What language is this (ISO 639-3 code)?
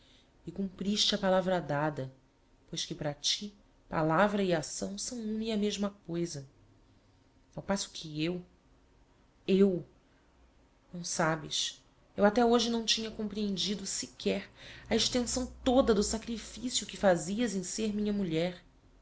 por